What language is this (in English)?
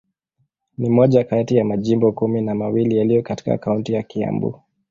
Swahili